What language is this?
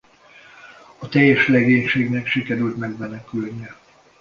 Hungarian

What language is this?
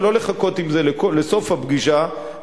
Hebrew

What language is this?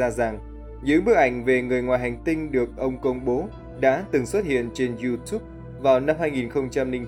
Vietnamese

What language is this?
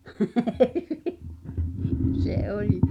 Finnish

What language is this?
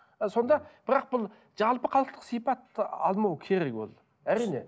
Kazakh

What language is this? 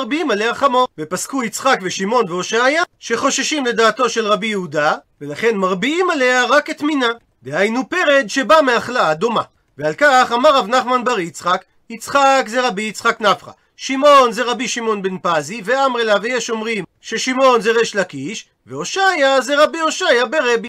Hebrew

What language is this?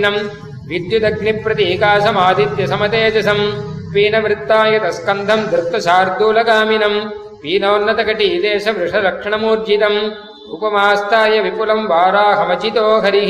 Tamil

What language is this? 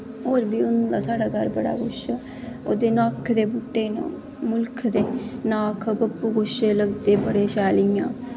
Dogri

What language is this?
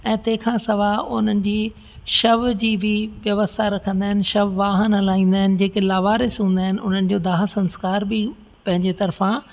Sindhi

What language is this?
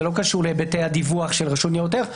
Hebrew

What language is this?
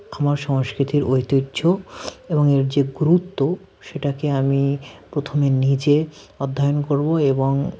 Bangla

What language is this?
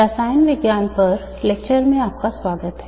Hindi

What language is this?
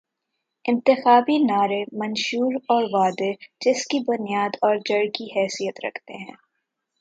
Urdu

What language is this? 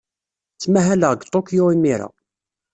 Kabyle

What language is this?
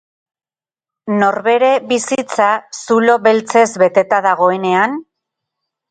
Basque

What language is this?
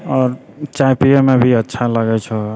Maithili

